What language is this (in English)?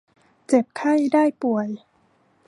Thai